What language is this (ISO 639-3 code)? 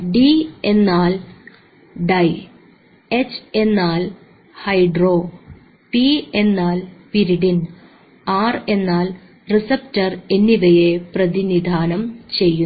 mal